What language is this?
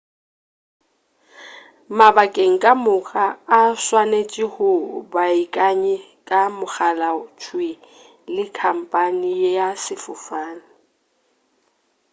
Northern Sotho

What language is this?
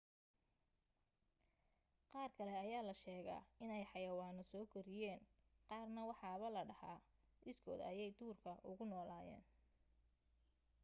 Somali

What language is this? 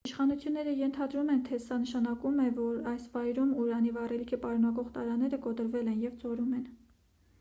Armenian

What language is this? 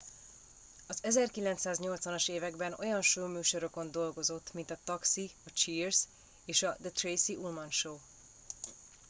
Hungarian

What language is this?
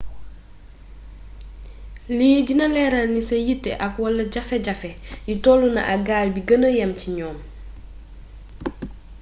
Wolof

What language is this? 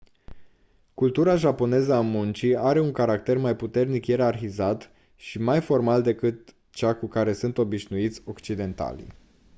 Romanian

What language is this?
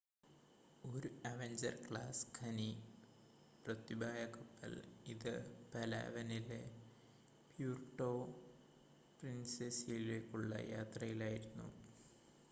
Malayalam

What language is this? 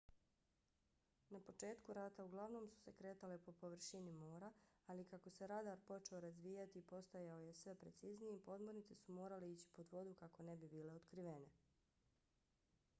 Bosnian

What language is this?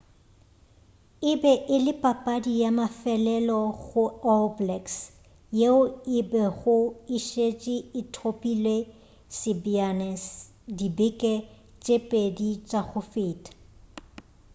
Northern Sotho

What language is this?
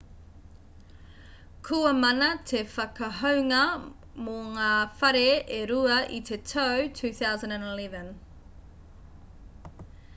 Māori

